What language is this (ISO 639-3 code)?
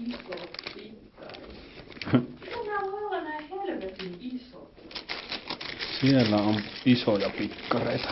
fin